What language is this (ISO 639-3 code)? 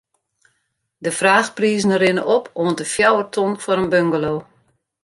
fry